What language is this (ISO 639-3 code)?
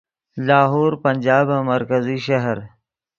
ydg